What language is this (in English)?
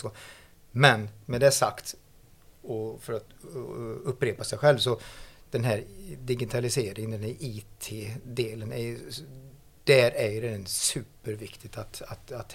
Swedish